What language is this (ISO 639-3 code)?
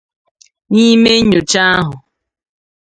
ibo